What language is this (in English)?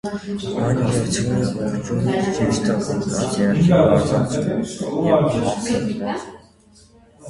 Armenian